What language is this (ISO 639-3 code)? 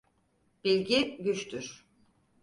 tur